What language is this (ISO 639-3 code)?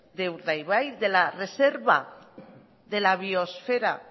spa